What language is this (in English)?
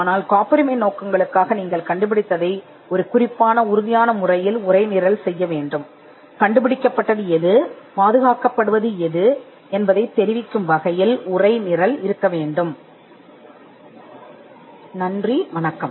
Tamil